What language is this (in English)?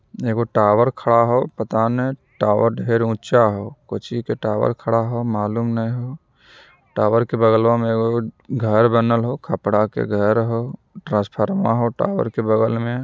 Magahi